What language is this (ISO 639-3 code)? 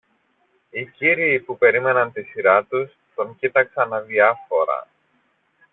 ell